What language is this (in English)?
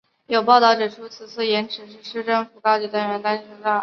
Chinese